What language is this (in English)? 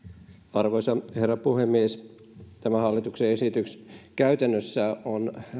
Finnish